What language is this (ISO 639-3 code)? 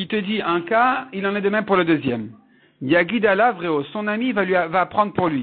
fra